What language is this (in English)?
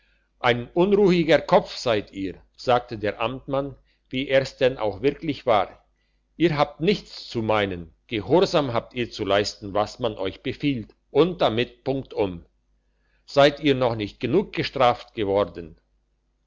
German